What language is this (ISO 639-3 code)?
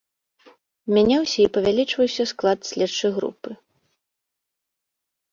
bel